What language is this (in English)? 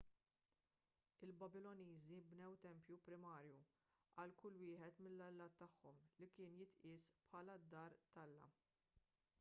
Maltese